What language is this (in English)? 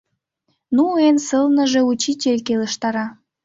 Mari